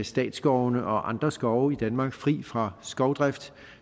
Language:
Danish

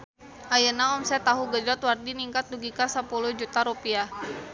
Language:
Sundanese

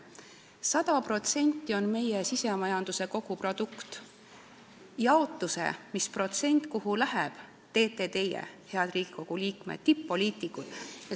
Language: Estonian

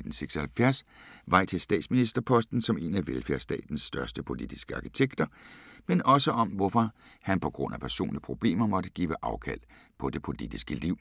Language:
Danish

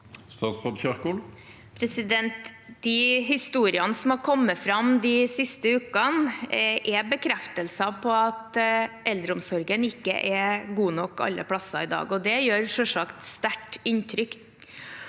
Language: Norwegian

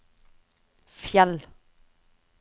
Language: Norwegian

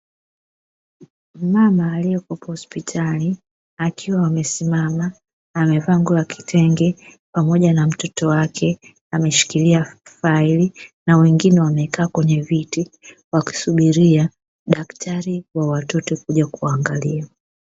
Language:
Swahili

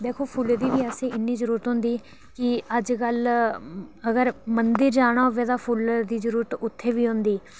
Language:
Dogri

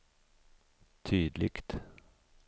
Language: Swedish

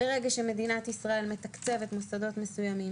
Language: Hebrew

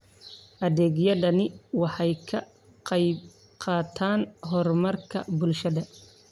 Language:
Somali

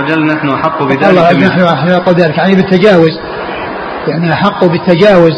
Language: Arabic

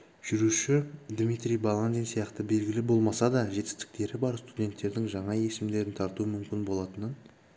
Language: Kazakh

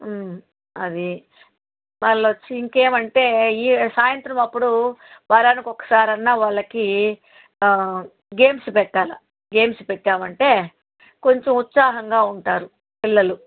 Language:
Telugu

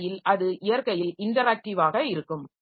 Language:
Tamil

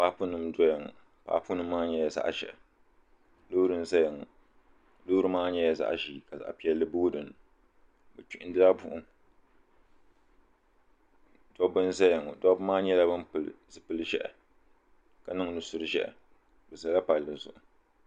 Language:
Dagbani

